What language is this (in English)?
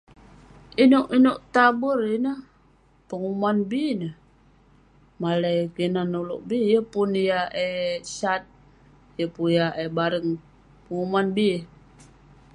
Western Penan